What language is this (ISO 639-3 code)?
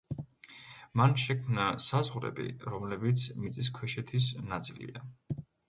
kat